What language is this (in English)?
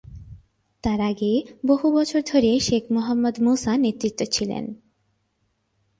Bangla